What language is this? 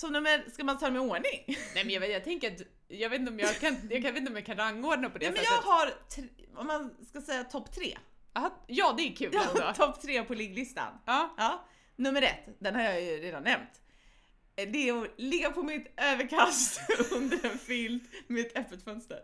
Swedish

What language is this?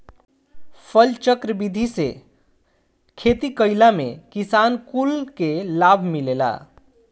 Bhojpuri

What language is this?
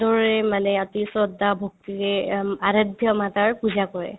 Assamese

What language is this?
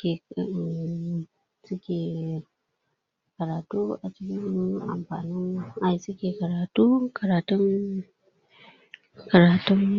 Hausa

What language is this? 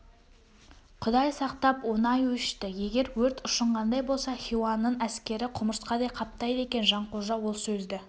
Kazakh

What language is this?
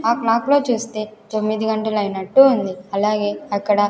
Telugu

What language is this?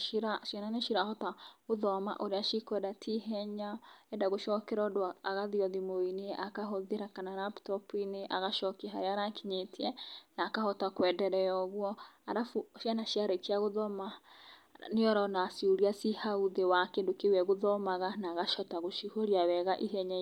Kikuyu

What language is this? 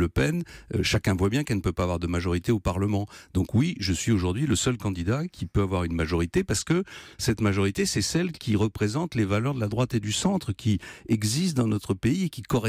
French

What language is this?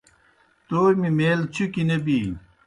Kohistani Shina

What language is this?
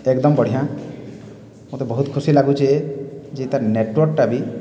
Odia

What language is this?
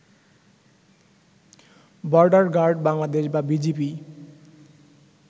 Bangla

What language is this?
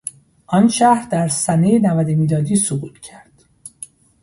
Persian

